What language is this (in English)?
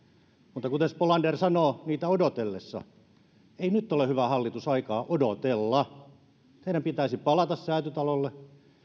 Finnish